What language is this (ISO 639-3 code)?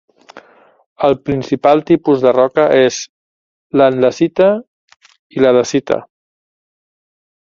cat